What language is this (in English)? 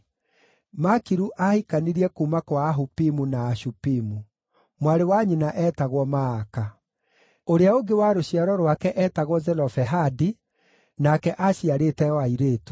Kikuyu